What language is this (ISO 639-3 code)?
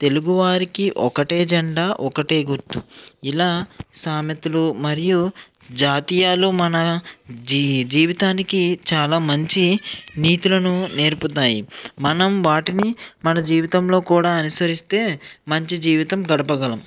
tel